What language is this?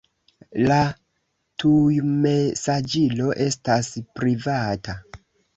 Esperanto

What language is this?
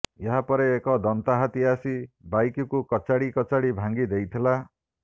Odia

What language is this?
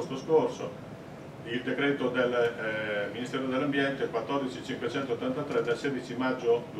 Italian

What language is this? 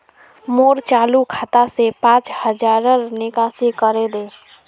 Magahi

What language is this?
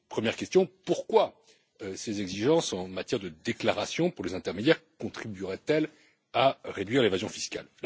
French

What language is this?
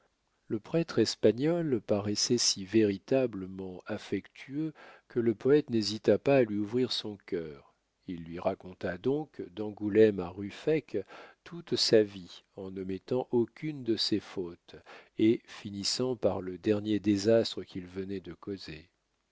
French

